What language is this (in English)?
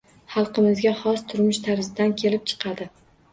Uzbek